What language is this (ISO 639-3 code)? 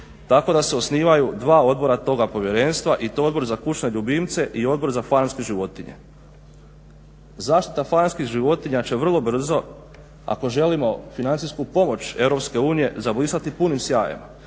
hrv